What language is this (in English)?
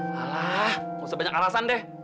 Indonesian